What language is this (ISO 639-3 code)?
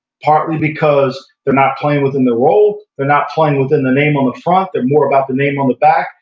eng